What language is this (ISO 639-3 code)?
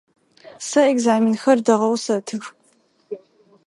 ady